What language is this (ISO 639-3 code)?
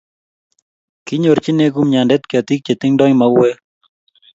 kln